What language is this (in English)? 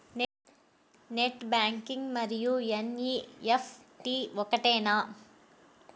Telugu